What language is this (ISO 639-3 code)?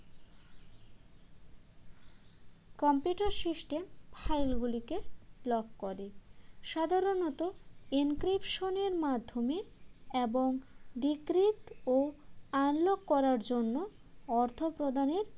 ben